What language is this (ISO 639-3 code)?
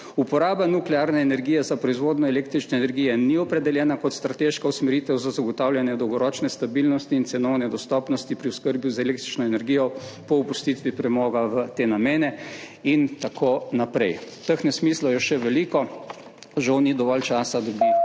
slv